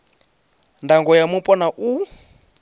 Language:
Venda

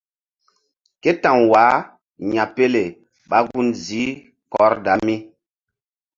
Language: Mbum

